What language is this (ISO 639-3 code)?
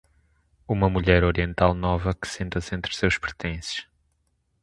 por